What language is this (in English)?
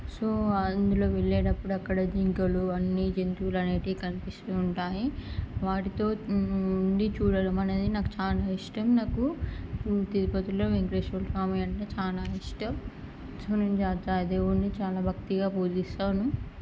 Telugu